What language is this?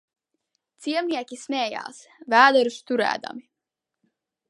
Latvian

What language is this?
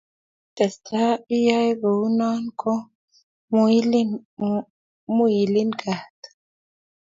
Kalenjin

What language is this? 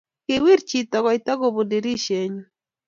Kalenjin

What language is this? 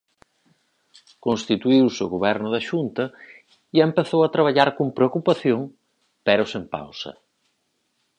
Galician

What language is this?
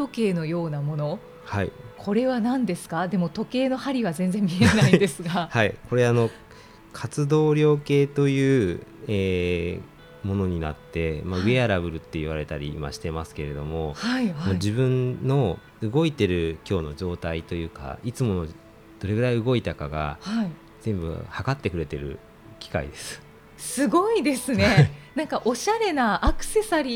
Japanese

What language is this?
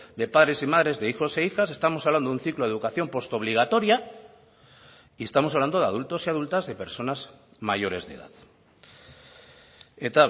Spanish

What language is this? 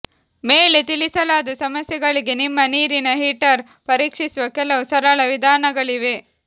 Kannada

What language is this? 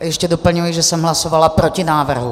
Czech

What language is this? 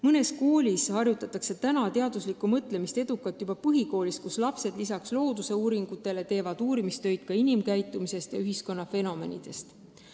Estonian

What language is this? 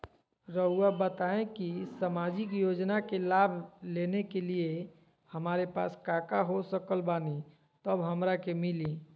Magahi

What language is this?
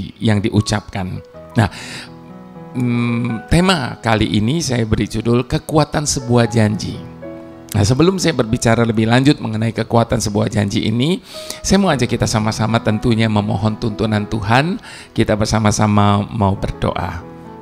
Indonesian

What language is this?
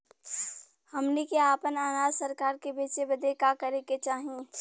Bhojpuri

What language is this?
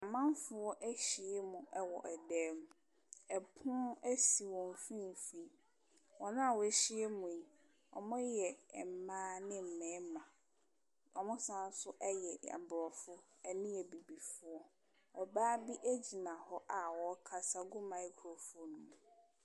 Akan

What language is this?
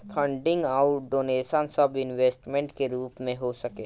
Bhojpuri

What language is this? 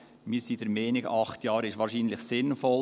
Swiss German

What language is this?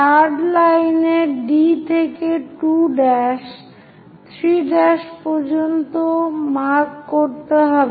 Bangla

